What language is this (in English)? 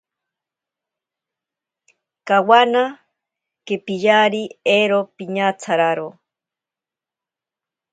Ashéninka Perené